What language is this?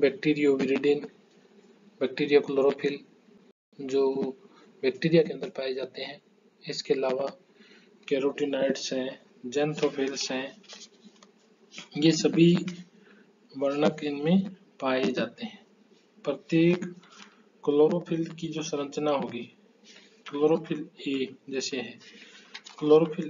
Hindi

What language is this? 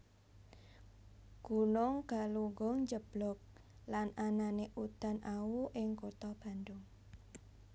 Javanese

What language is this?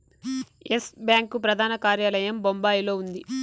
Telugu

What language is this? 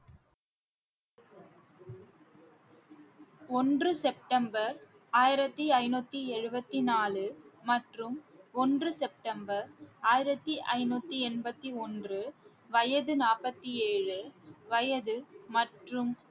Tamil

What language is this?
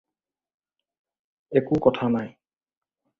Assamese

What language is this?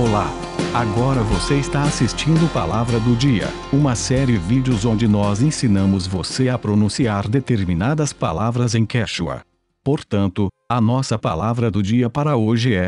Portuguese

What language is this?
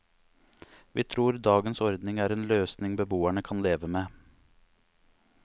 Norwegian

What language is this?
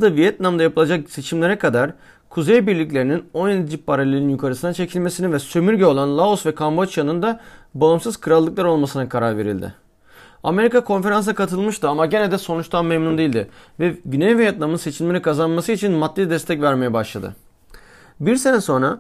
Turkish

